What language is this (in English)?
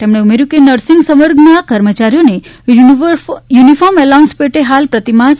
Gujarati